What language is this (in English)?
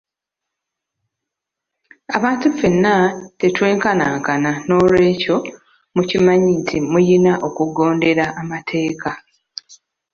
Ganda